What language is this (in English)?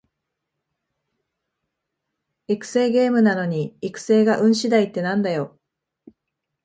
Japanese